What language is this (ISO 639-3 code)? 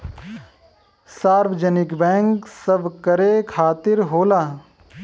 bho